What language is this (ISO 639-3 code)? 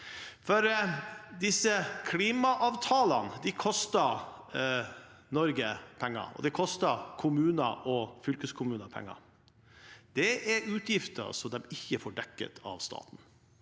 nor